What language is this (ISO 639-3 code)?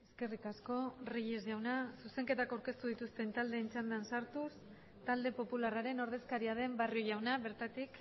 eus